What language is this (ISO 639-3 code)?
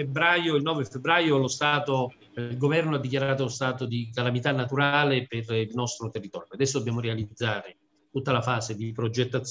ita